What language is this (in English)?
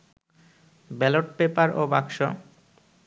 Bangla